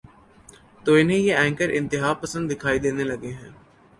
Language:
Urdu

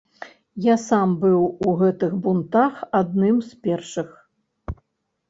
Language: Belarusian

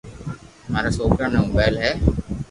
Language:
Loarki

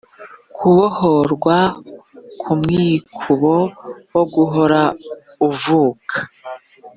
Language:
Kinyarwanda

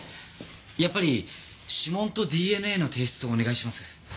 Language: Japanese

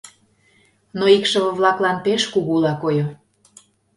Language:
Mari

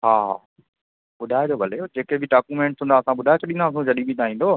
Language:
Sindhi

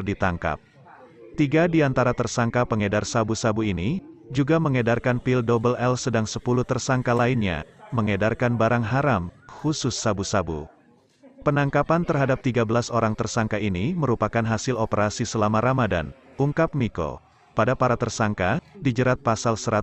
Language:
Indonesian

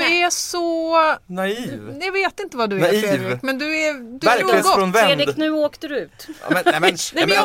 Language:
Swedish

